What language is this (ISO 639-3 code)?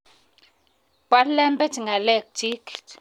kln